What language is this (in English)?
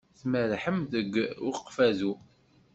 Kabyle